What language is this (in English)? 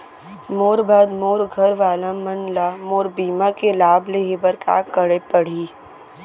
Chhattisgarhi